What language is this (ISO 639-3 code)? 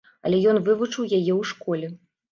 bel